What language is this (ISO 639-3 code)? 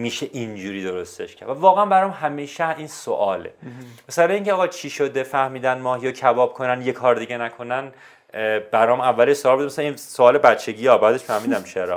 fas